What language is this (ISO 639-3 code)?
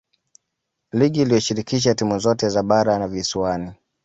swa